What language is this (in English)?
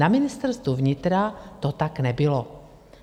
Czech